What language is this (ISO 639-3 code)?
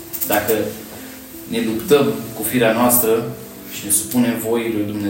ron